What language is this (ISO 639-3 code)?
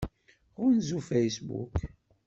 kab